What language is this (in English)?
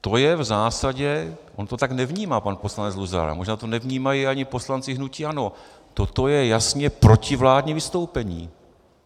Czech